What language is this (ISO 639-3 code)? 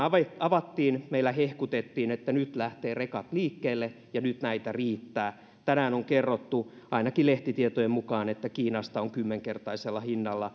fin